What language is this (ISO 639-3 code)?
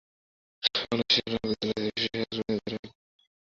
ben